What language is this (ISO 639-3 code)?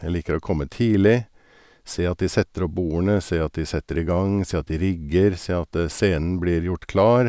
nor